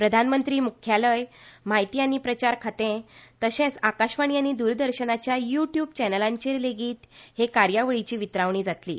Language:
Konkani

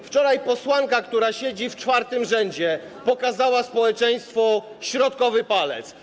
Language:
Polish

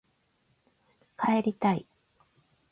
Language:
Japanese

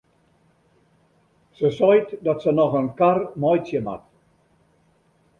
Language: Western Frisian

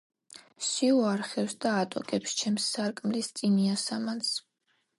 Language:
Georgian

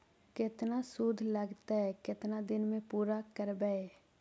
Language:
Magahi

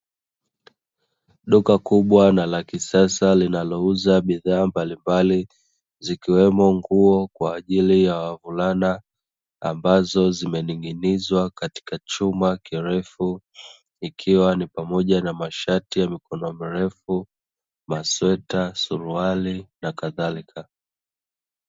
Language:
Swahili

